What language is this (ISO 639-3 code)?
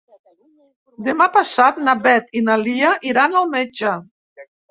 cat